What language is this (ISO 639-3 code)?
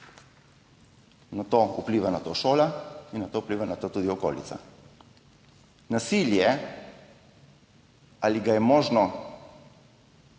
slv